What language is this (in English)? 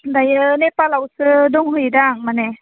Bodo